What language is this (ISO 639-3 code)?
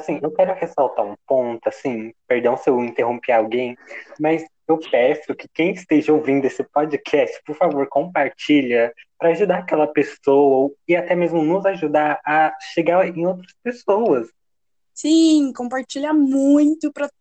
por